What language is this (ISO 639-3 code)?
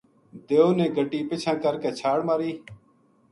gju